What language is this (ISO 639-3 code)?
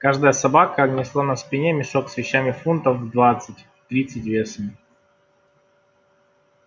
rus